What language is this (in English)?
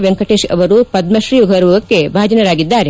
Kannada